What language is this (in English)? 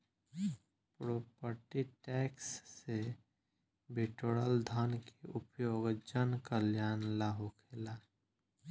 Bhojpuri